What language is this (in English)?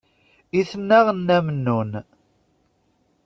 Kabyle